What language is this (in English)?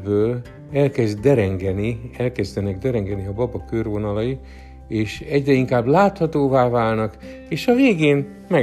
Hungarian